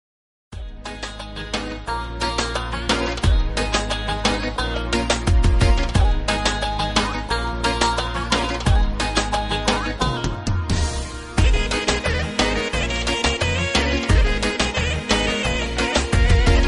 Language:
Romanian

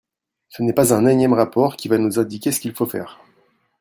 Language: French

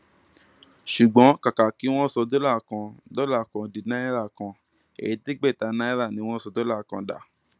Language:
Yoruba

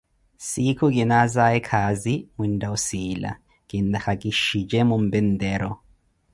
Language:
Koti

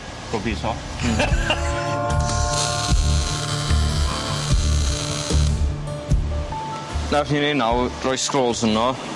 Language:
Welsh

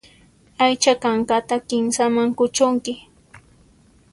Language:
Puno Quechua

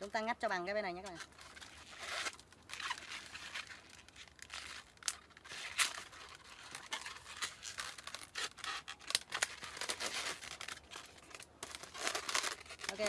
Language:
Vietnamese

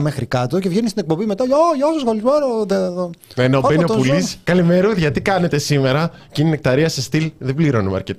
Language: Greek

